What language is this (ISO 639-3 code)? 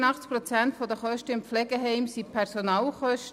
gsw